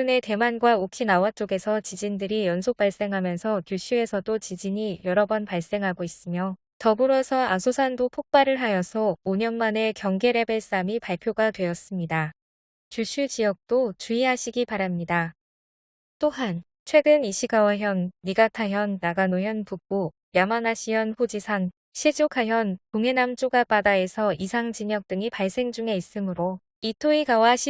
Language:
Korean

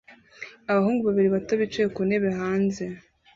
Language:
Kinyarwanda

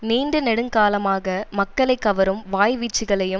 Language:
Tamil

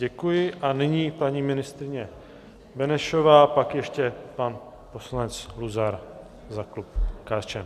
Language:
Czech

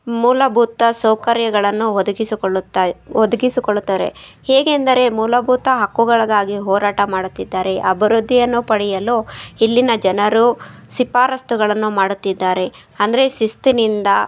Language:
Kannada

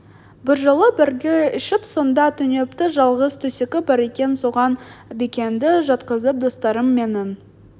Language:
Kazakh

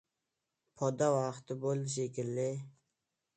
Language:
Uzbek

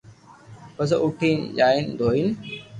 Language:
Loarki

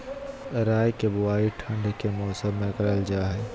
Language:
Magahi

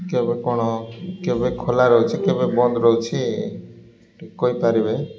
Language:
Odia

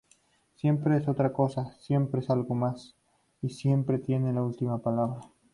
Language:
Spanish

